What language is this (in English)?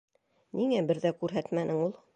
Bashkir